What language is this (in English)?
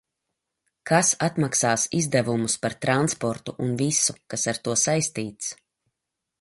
Latvian